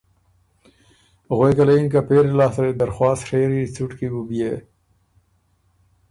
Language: Ormuri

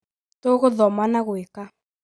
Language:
Kikuyu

